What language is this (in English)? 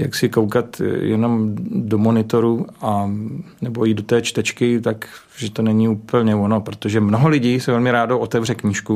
Czech